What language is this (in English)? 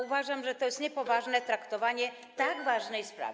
Polish